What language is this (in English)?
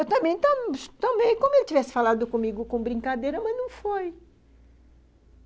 Portuguese